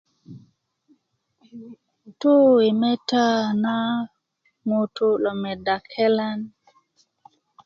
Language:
Kuku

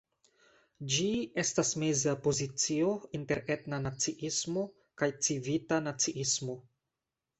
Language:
Esperanto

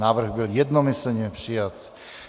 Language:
Czech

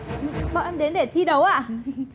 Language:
Vietnamese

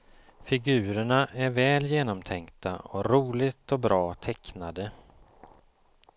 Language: Swedish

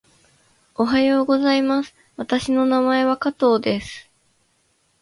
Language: Japanese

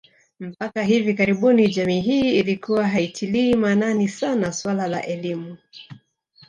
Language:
Swahili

